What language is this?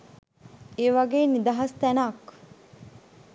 Sinhala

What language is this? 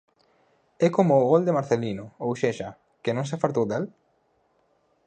Galician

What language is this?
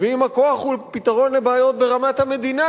Hebrew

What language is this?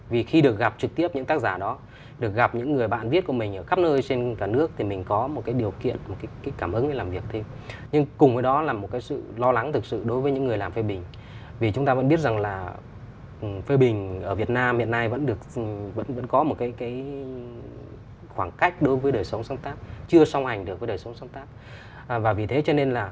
Vietnamese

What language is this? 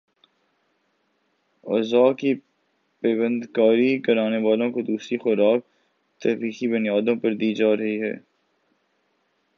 Urdu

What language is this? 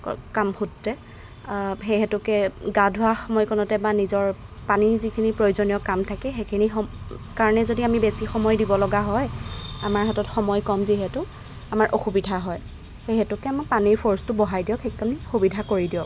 Assamese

